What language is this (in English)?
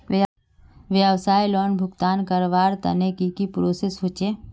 Magahi